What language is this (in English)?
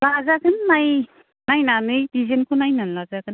Bodo